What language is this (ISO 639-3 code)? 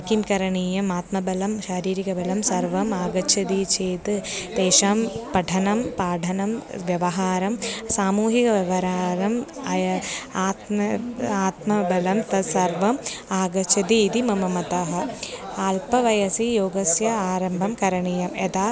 san